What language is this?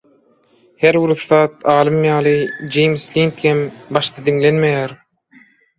Turkmen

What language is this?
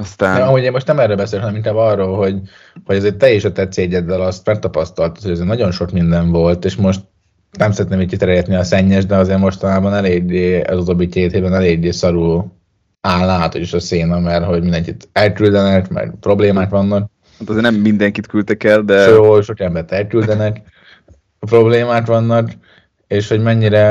Hungarian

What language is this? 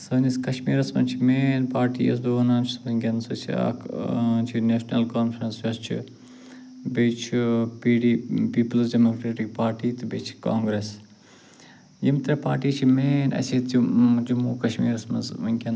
Kashmiri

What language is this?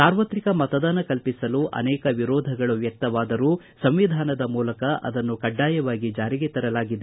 Kannada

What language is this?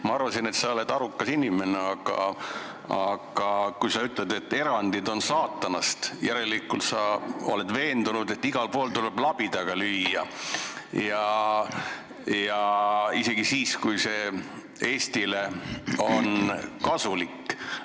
Estonian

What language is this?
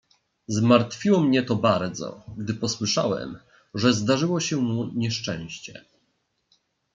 Polish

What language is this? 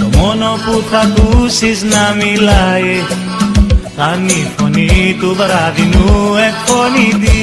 Greek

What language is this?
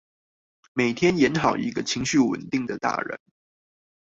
Chinese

